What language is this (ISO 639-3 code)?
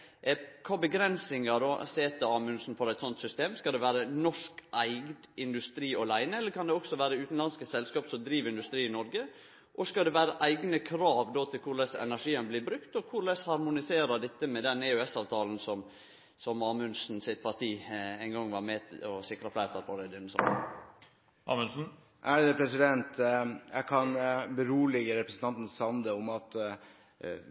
nor